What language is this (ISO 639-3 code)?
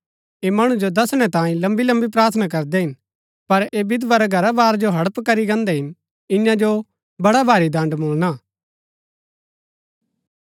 gbk